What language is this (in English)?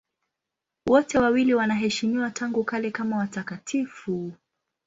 Swahili